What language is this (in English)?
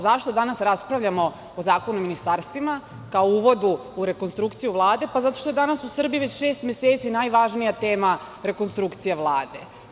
Serbian